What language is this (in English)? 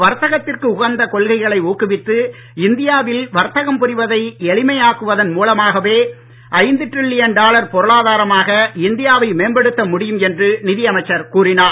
Tamil